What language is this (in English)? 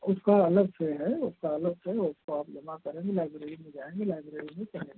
Hindi